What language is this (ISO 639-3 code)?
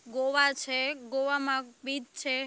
guj